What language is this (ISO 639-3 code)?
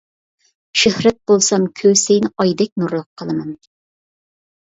uig